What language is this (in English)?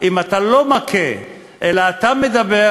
Hebrew